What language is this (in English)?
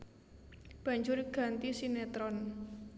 Javanese